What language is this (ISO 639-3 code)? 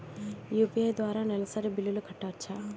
tel